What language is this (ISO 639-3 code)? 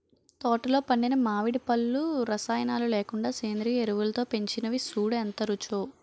tel